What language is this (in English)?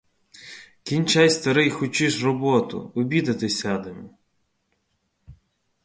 Ukrainian